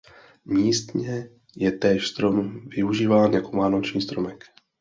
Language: Czech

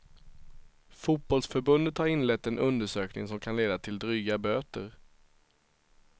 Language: Swedish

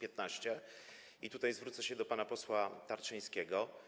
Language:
Polish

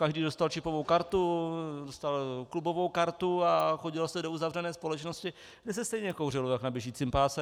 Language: Czech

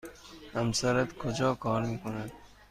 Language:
Persian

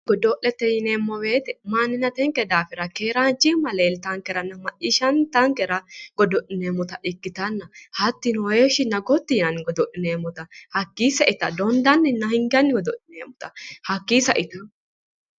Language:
Sidamo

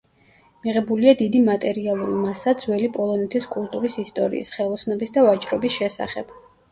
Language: Georgian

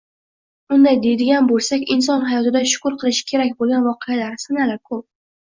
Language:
Uzbek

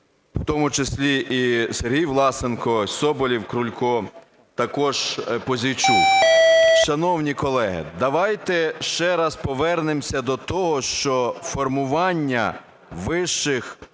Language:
Ukrainian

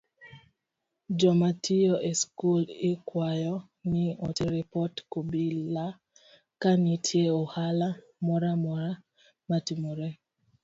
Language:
Luo (Kenya and Tanzania)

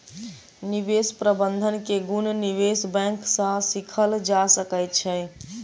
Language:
Maithili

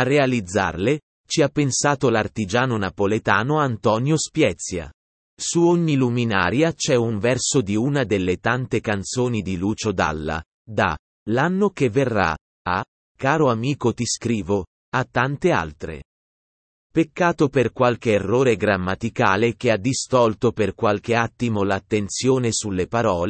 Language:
Italian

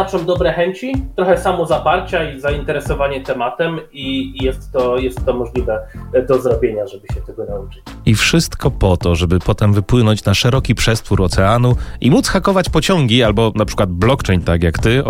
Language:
Polish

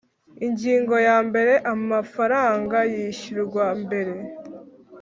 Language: Kinyarwanda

